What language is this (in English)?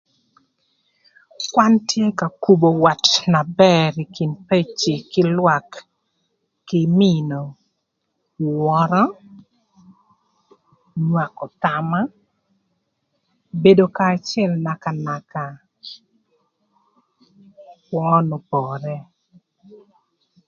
Thur